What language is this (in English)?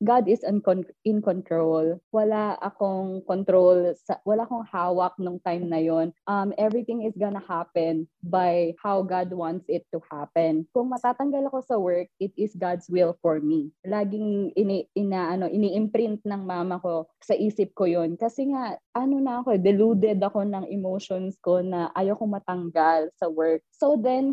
Filipino